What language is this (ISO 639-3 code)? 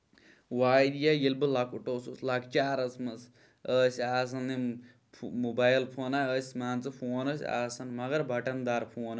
kas